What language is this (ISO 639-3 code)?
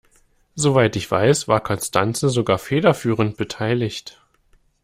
deu